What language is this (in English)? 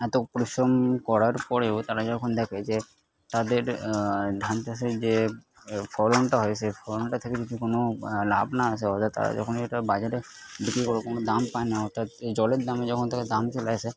Bangla